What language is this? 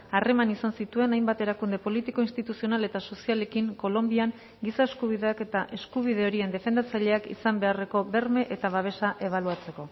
Basque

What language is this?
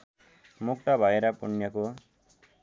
Nepali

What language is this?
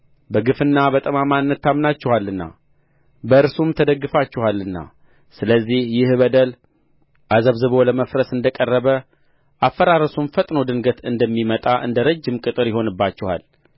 Amharic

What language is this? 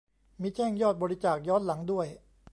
Thai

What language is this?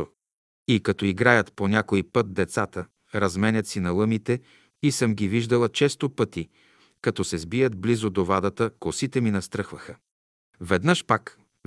Bulgarian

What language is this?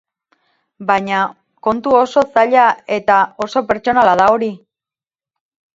Basque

